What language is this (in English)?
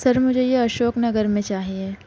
Urdu